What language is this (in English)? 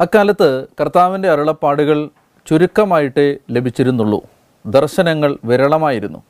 Malayalam